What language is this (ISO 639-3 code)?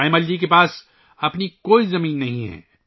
urd